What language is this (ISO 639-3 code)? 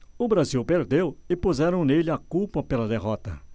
por